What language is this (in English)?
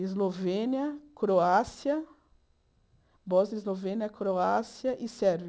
Portuguese